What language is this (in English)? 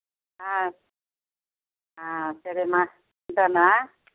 Telugu